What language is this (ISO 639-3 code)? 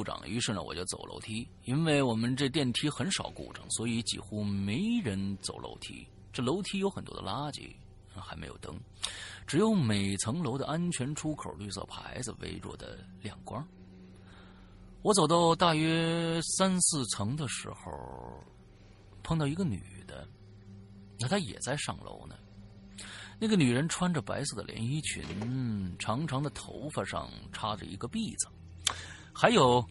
zho